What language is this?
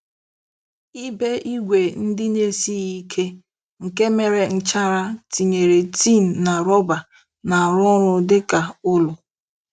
Igbo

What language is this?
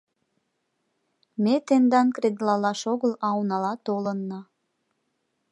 Mari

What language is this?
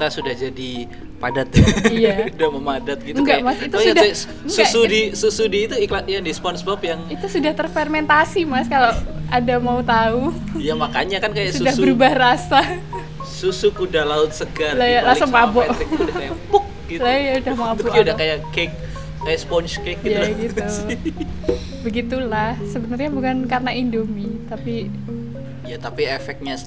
Indonesian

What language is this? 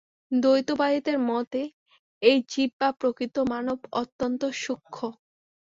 Bangla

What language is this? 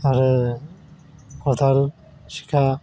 Bodo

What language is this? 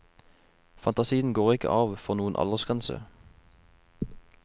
Norwegian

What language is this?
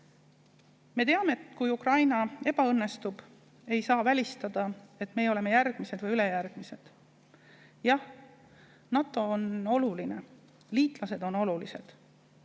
Estonian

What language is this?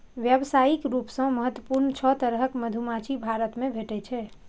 Maithili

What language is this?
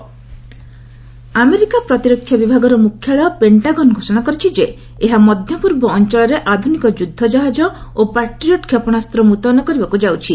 Odia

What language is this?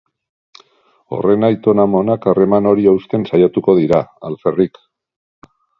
Basque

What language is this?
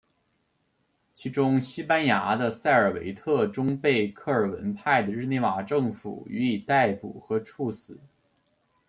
Chinese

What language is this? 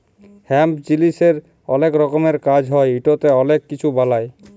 Bangla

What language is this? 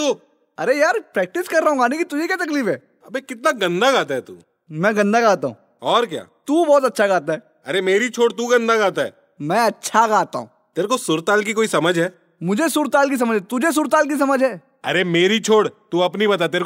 Hindi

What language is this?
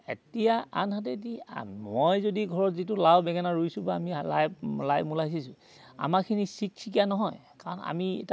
Assamese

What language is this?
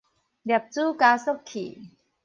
Min Nan Chinese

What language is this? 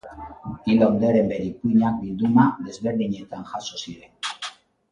Basque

